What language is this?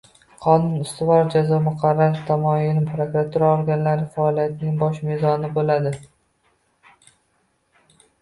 Uzbek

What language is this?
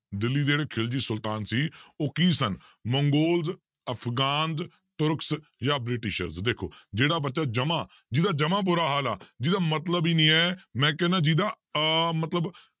Punjabi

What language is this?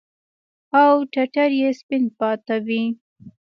Pashto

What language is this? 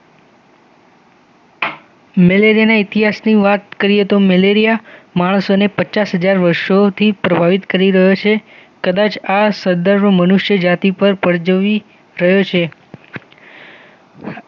Gujarati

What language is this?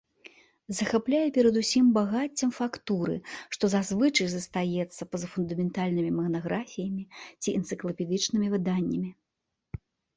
Belarusian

